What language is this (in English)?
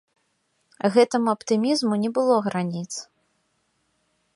Belarusian